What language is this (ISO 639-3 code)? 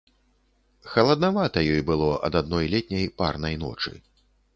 bel